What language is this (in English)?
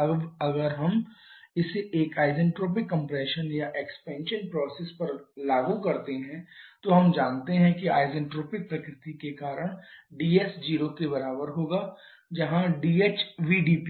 Hindi